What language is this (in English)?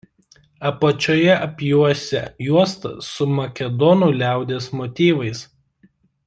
Lithuanian